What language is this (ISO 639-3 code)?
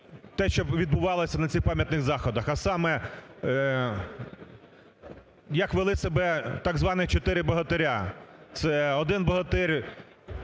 ukr